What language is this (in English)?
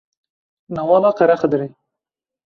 Kurdish